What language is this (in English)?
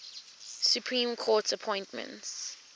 English